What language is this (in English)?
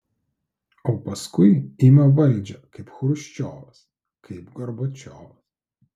Lithuanian